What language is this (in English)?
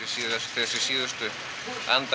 Icelandic